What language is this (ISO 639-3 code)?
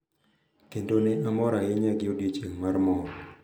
luo